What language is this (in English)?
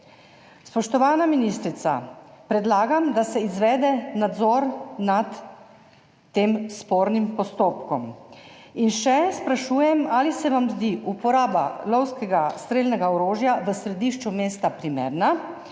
Slovenian